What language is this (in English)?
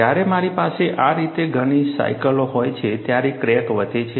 Gujarati